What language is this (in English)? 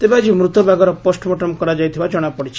Odia